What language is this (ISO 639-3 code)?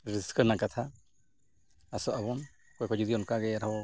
sat